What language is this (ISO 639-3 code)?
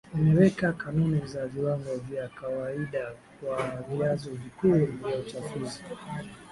swa